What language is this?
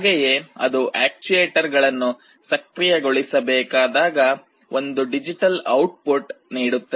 Kannada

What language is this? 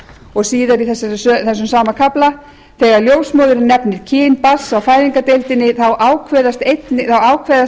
Icelandic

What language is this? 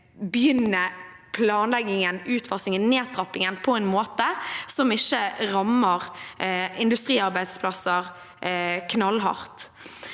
Norwegian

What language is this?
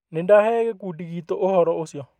Kikuyu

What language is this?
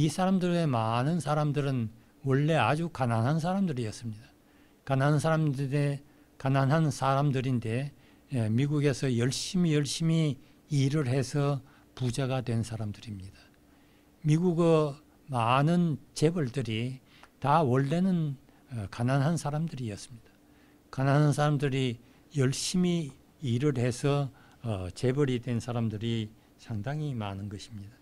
Korean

